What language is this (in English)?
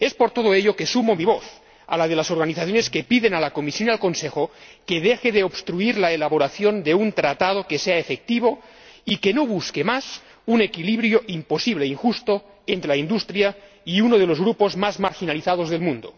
Spanish